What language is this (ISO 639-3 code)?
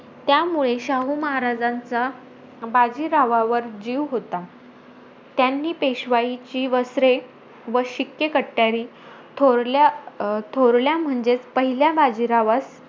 mar